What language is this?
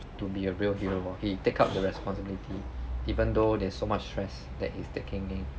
English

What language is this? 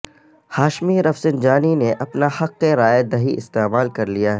Urdu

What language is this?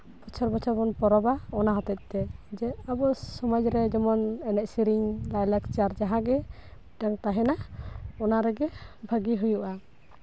Santali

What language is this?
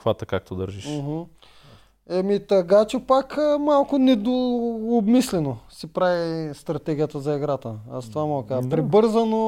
Bulgarian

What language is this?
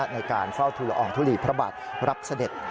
Thai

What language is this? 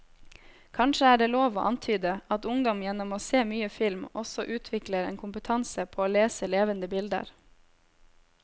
Norwegian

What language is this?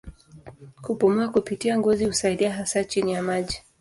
Swahili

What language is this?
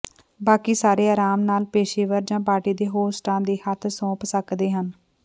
Punjabi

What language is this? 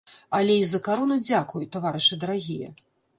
Belarusian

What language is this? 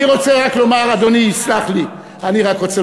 Hebrew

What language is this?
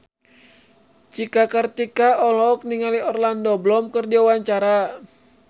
Sundanese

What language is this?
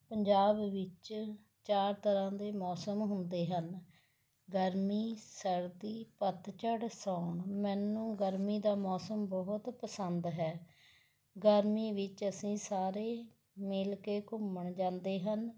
Punjabi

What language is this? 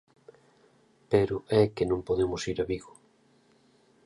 Galician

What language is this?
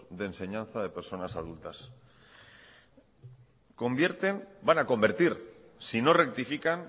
Spanish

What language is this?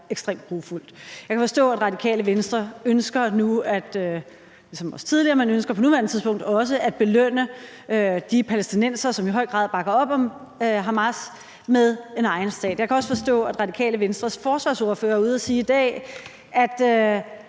Danish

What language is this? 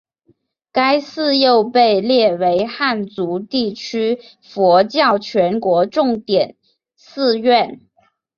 Chinese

